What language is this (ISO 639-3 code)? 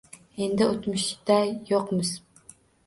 uzb